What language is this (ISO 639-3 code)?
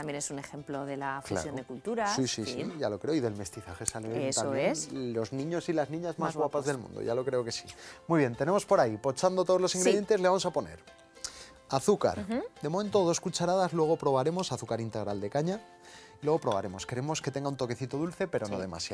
spa